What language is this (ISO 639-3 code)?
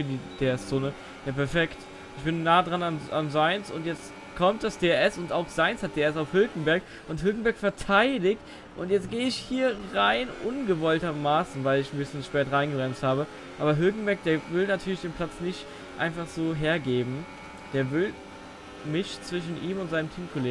deu